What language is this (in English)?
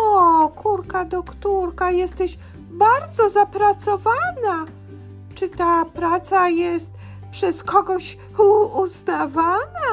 Polish